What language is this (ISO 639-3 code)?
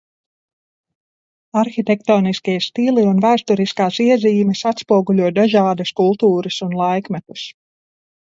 lav